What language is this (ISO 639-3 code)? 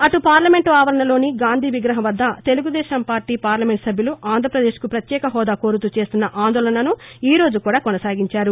tel